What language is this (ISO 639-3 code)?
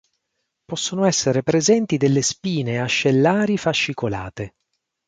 ita